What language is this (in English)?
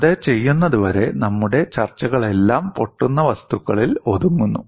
Malayalam